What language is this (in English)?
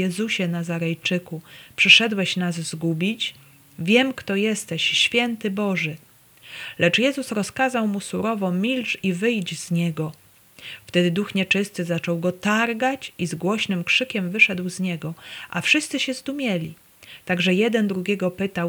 Polish